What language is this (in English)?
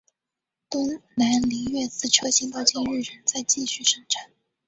Chinese